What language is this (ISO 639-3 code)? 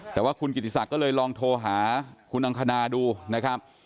tha